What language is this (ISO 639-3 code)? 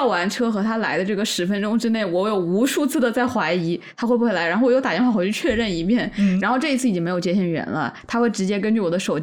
zho